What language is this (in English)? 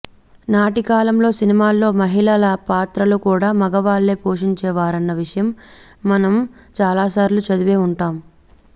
Telugu